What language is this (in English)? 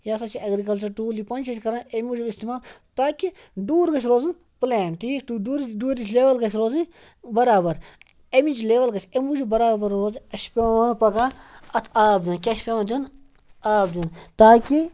Kashmiri